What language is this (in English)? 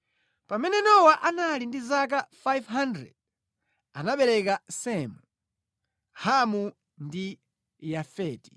Nyanja